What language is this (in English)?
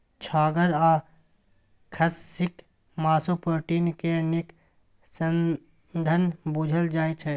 Maithili